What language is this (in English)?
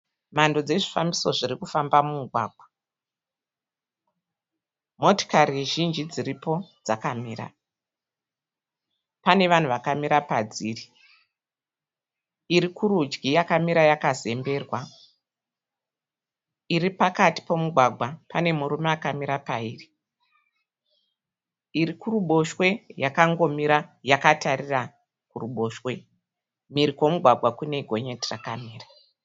Shona